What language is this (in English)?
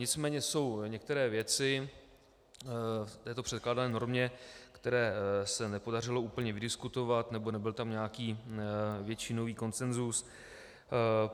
Czech